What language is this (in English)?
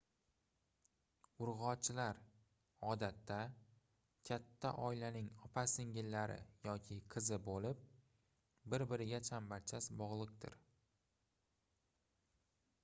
Uzbek